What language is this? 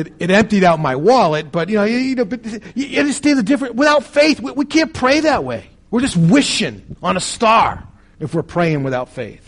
English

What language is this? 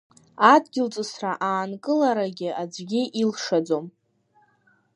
Abkhazian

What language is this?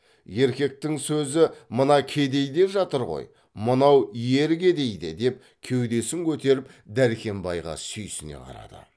Kazakh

